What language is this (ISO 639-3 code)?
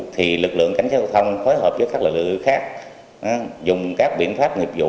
vie